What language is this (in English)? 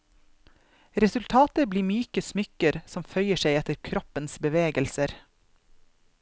Norwegian